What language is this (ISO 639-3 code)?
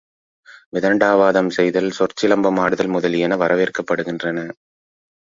tam